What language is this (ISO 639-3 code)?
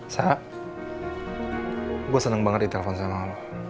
ind